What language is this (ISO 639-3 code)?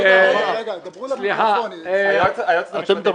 heb